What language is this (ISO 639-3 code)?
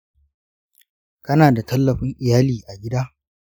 hau